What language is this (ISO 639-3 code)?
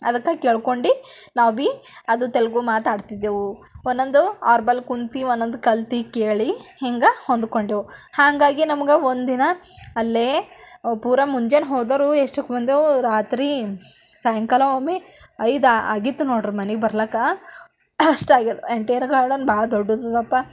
kan